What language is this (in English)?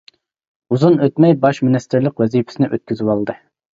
Uyghur